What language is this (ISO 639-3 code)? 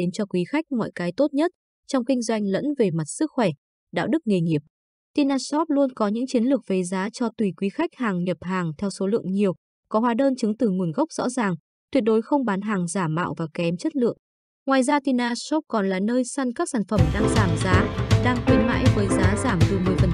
vie